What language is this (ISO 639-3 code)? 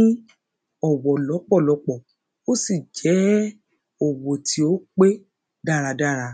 yor